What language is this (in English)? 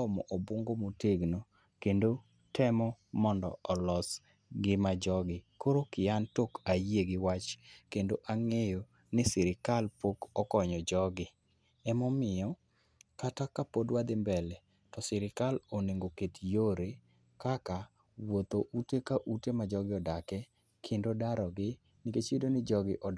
Luo (Kenya and Tanzania)